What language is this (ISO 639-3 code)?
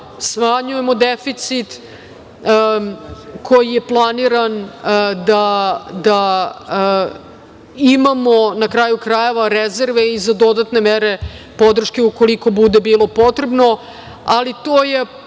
srp